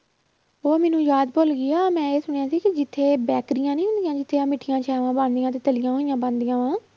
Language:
Punjabi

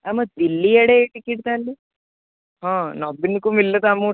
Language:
Odia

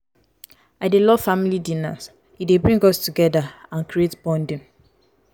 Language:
Nigerian Pidgin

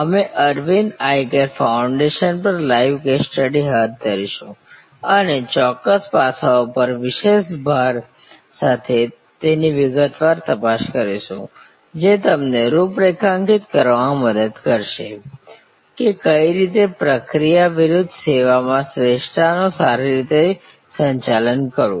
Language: Gujarati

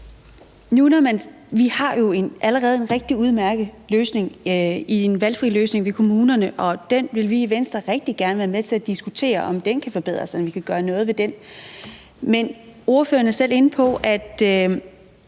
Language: Danish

